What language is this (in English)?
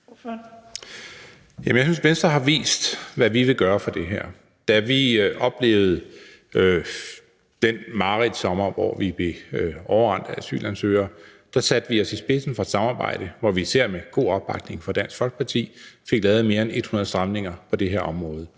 Danish